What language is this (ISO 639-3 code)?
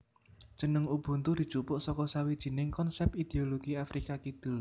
jav